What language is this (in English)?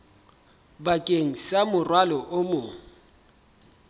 Southern Sotho